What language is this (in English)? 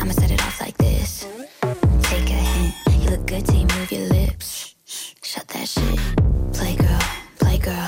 Czech